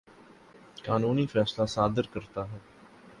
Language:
Urdu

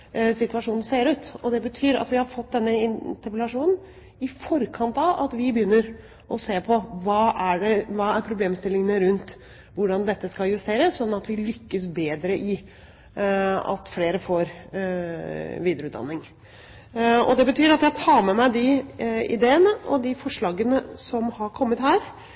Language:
Norwegian Bokmål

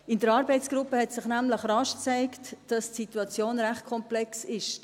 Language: Swiss German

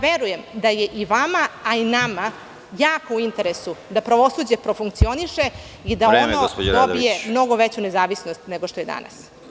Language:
Serbian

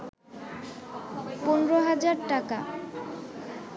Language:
Bangla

